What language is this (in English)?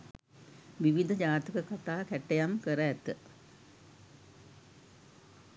Sinhala